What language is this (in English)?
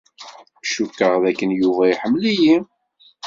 Kabyle